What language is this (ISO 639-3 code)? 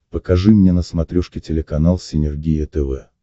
rus